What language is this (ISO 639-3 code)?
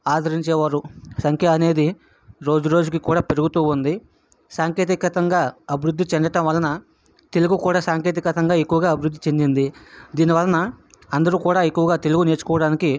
tel